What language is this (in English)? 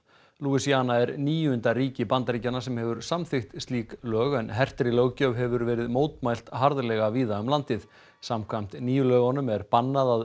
Icelandic